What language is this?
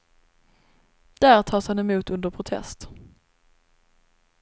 Swedish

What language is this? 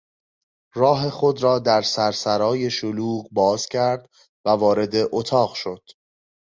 Persian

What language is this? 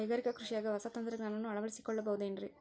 Kannada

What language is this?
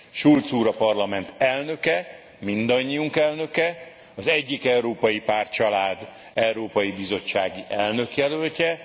Hungarian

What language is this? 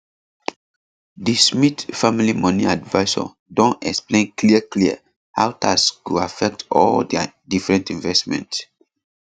Nigerian Pidgin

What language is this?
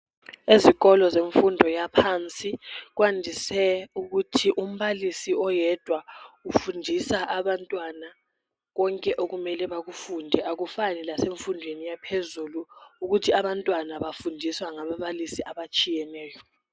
North Ndebele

